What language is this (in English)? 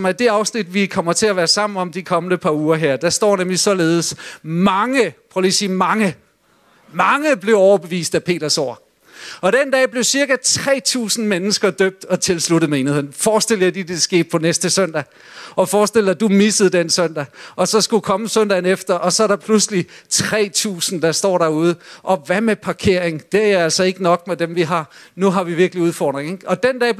Danish